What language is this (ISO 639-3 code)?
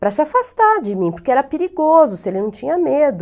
por